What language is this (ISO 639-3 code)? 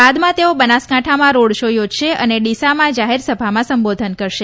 guj